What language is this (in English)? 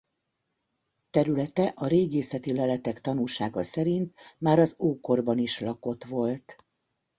Hungarian